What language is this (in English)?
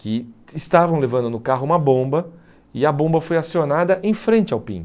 Portuguese